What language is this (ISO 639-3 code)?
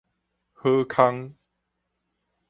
nan